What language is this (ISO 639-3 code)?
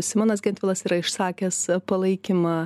lit